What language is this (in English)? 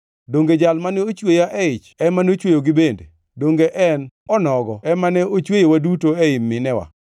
Luo (Kenya and Tanzania)